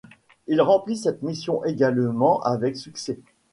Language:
French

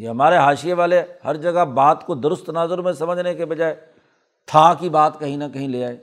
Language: Urdu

